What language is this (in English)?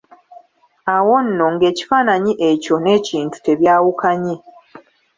Ganda